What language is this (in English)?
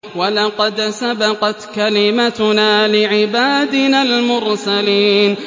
Arabic